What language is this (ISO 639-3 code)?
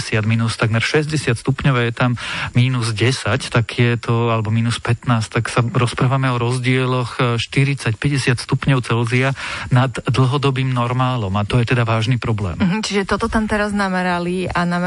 slk